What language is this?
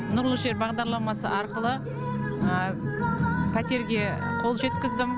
Kazakh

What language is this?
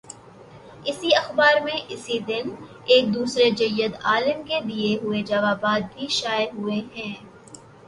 Urdu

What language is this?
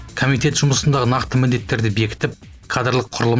Kazakh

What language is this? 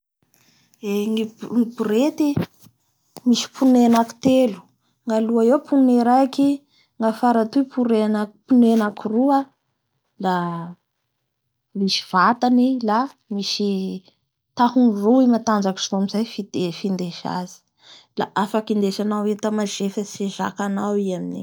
Bara Malagasy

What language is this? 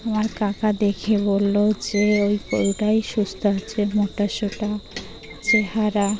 Bangla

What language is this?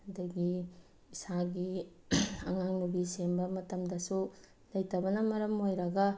Manipuri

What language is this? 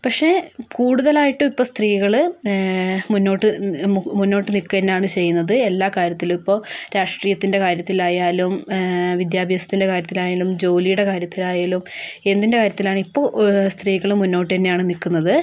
Malayalam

